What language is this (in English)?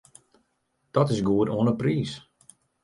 Western Frisian